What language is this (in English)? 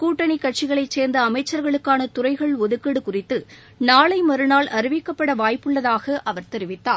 Tamil